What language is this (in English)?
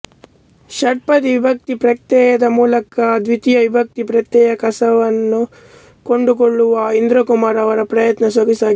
Kannada